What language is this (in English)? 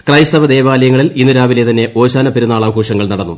Malayalam